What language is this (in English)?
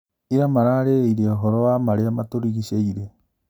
Kikuyu